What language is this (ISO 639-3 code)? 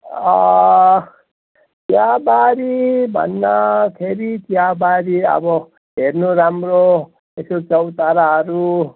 nep